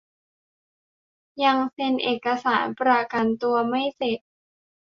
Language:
Thai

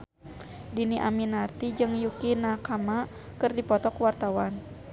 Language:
Sundanese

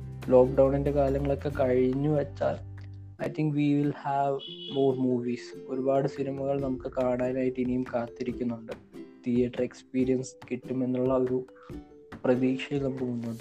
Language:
Malayalam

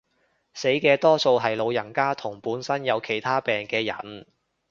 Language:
Cantonese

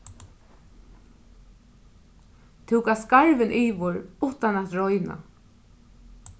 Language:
Faroese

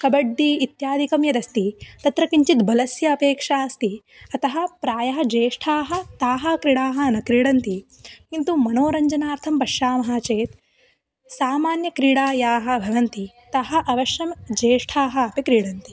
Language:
Sanskrit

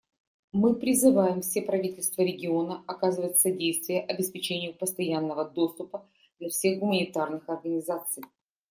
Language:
Russian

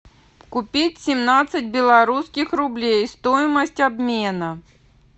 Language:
Russian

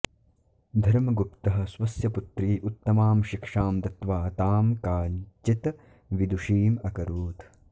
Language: Sanskrit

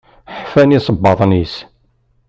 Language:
Kabyle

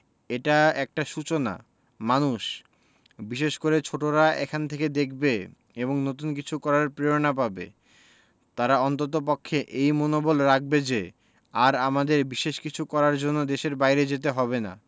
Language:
Bangla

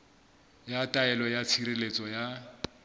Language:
Southern Sotho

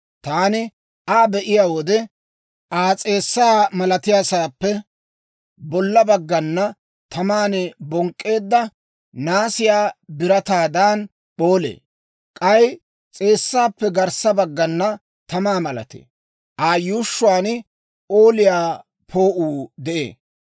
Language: Dawro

